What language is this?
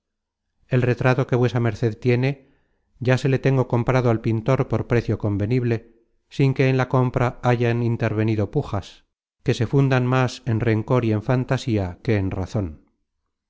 Spanish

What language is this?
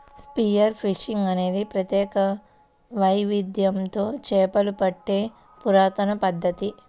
Telugu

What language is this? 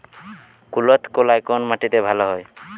Bangla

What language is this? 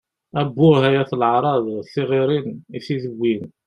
Kabyle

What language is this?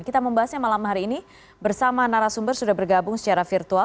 Indonesian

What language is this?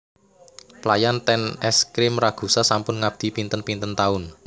Javanese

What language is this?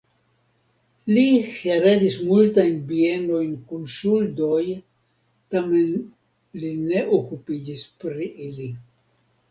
Esperanto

